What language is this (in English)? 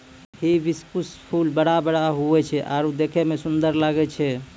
Maithili